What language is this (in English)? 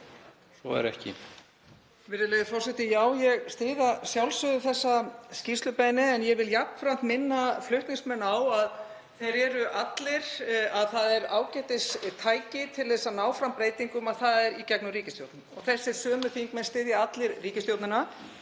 Icelandic